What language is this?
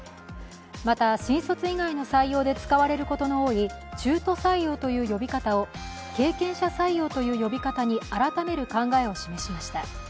Japanese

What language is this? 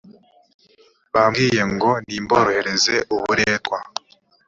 Kinyarwanda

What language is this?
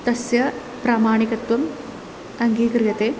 Sanskrit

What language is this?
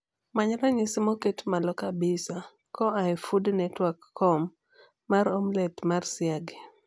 Luo (Kenya and Tanzania)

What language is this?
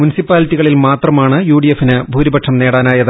Malayalam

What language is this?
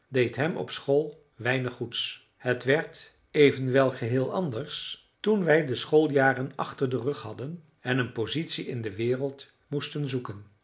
Dutch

